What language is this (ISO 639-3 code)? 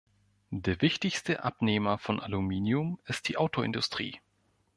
deu